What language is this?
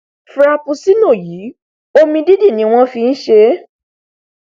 Yoruba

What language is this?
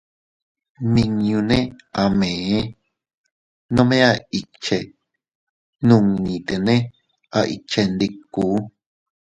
Teutila Cuicatec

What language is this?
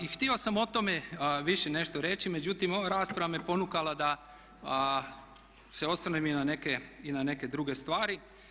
Croatian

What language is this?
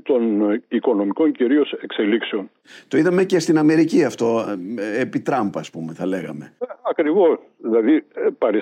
Greek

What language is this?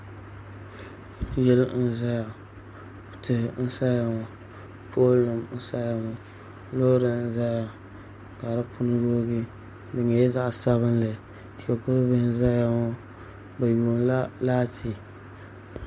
Dagbani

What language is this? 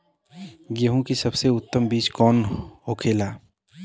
Bhojpuri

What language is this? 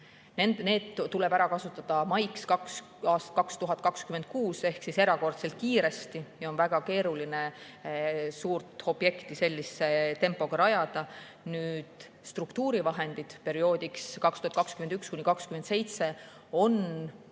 Estonian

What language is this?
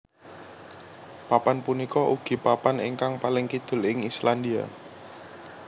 Javanese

